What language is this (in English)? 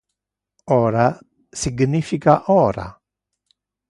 Interlingua